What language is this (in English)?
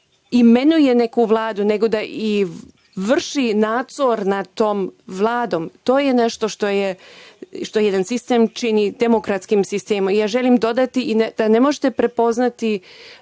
Serbian